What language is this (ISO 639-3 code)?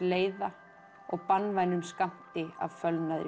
isl